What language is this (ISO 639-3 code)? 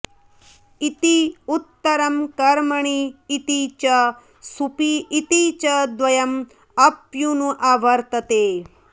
san